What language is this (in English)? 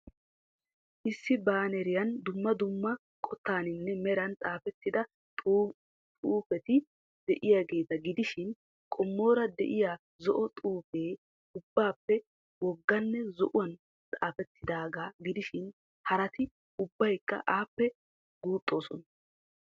Wolaytta